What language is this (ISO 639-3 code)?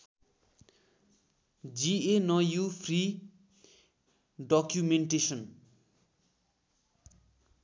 nep